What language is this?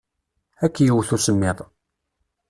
Kabyle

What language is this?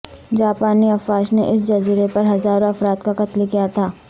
Urdu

